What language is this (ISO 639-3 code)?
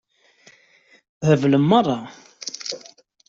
kab